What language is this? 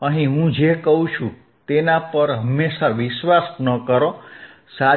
Gujarati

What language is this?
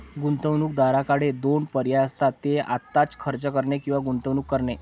Marathi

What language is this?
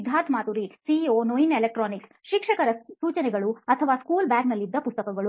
Kannada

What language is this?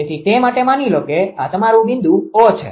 Gujarati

